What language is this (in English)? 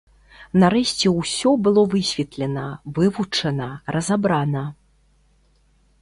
Belarusian